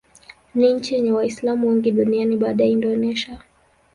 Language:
Swahili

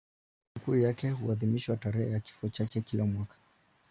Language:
Swahili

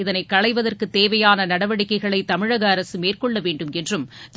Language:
Tamil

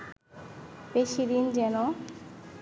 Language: Bangla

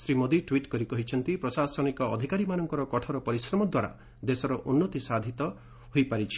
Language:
Odia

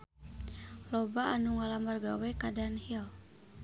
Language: Sundanese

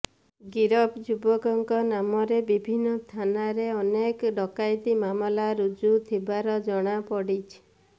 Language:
Odia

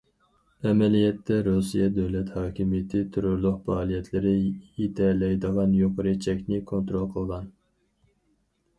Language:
Uyghur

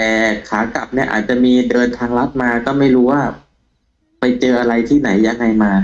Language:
Thai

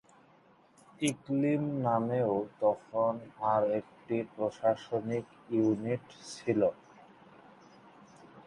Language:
Bangla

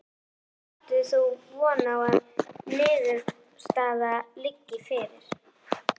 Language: Icelandic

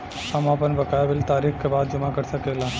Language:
Bhojpuri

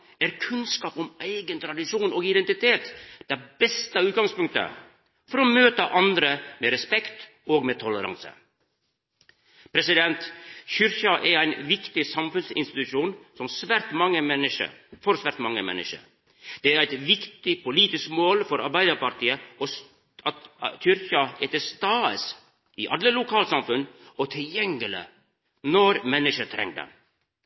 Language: Norwegian Nynorsk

